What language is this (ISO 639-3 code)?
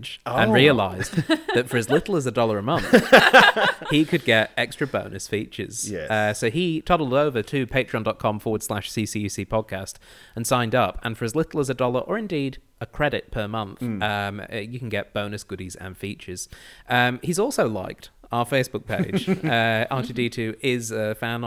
eng